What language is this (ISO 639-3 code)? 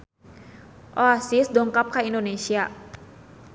sun